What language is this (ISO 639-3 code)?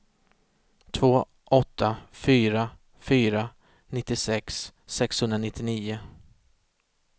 swe